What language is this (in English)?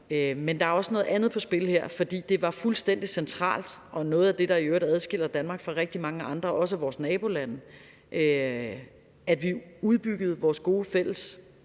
Danish